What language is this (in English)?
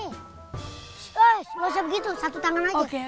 Indonesian